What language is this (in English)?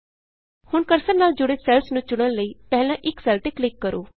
Punjabi